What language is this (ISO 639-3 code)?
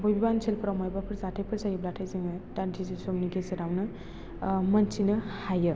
brx